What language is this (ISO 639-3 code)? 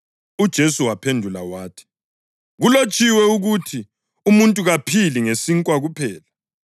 nde